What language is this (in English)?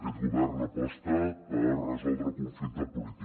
Catalan